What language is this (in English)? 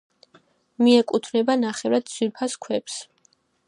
Georgian